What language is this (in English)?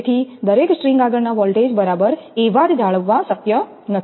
Gujarati